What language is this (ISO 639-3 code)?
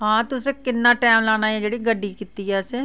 doi